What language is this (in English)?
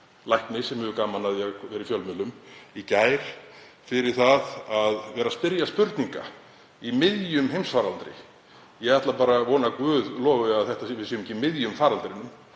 Icelandic